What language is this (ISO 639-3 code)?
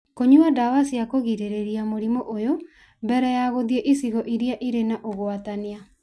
kik